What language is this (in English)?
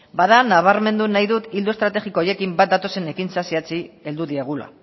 Basque